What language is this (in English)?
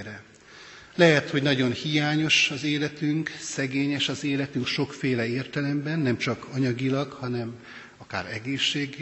Hungarian